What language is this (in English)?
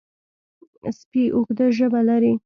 Pashto